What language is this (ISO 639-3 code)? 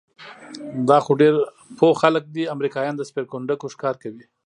pus